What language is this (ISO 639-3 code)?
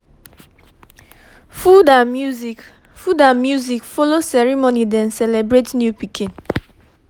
pcm